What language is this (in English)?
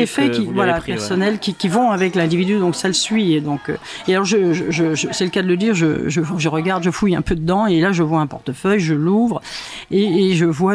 French